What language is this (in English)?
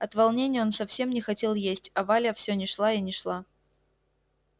Russian